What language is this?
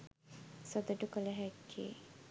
Sinhala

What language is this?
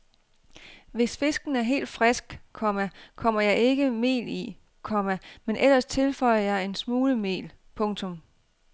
Danish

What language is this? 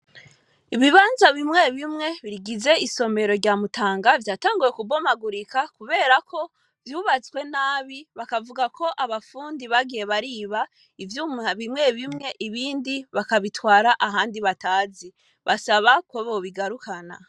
Rundi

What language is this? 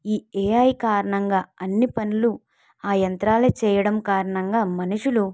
Telugu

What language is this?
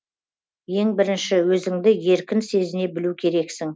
Kazakh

